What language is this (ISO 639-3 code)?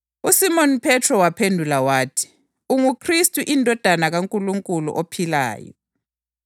nde